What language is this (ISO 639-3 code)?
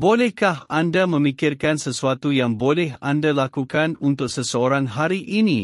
msa